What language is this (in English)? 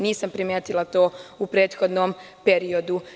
Serbian